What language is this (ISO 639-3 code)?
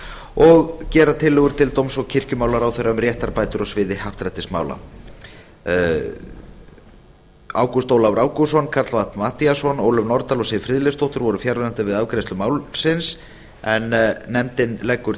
isl